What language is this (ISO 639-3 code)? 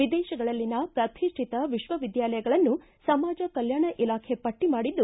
kan